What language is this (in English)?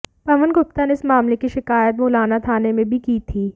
Hindi